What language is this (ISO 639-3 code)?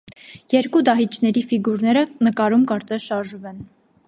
hye